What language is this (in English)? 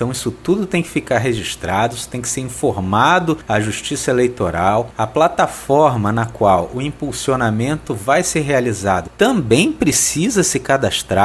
Portuguese